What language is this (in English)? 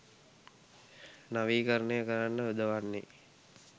Sinhala